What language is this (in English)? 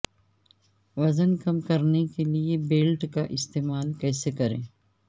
Urdu